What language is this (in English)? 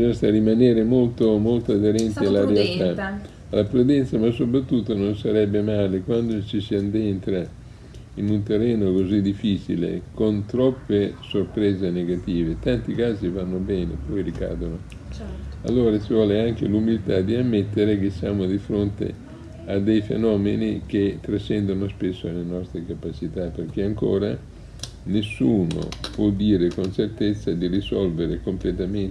Italian